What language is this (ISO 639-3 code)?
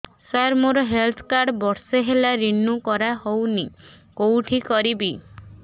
ori